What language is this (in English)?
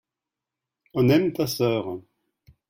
French